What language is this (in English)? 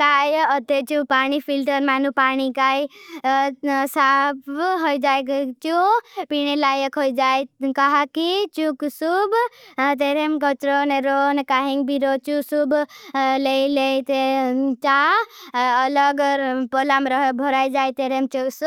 Bhili